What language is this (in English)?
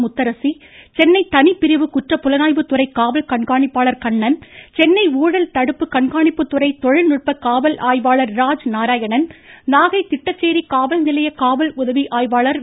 Tamil